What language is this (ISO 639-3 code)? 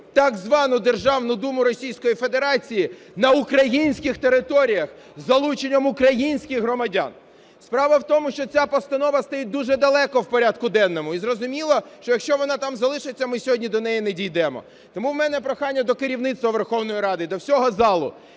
ukr